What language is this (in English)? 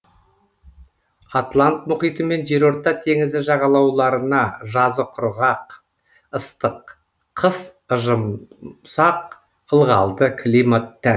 Kazakh